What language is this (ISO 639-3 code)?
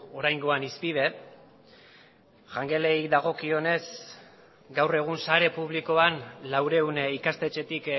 eus